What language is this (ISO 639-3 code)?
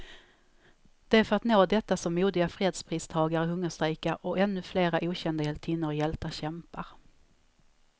swe